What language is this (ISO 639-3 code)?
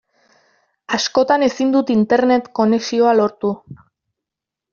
eus